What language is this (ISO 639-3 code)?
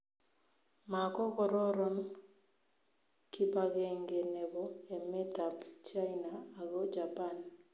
kln